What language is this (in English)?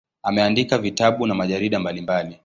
Swahili